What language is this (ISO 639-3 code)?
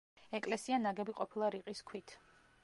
kat